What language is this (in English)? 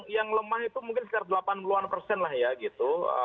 Indonesian